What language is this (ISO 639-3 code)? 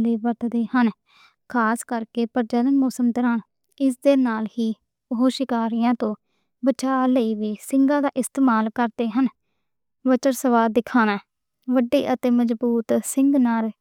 lah